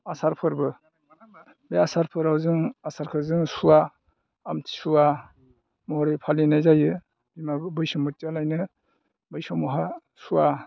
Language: Bodo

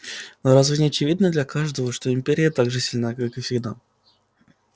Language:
Russian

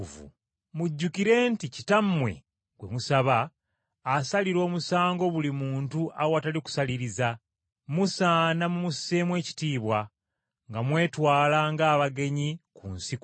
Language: Ganda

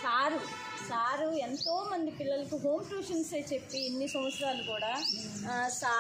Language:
Romanian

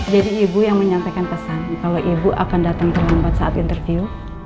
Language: Indonesian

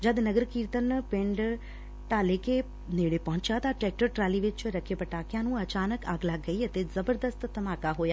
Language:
Punjabi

